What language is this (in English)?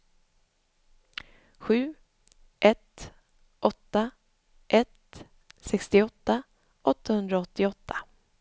Swedish